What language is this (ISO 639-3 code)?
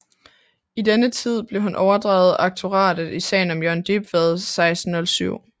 dan